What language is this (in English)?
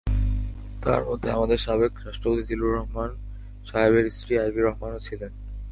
Bangla